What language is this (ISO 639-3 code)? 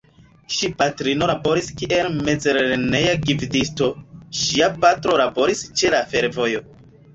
epo